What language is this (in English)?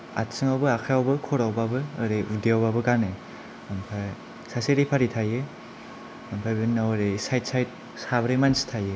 Bodo